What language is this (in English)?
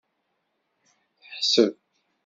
Kabyle